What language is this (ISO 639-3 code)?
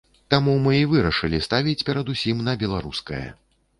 bel